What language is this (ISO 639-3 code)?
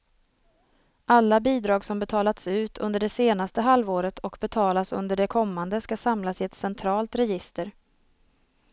swe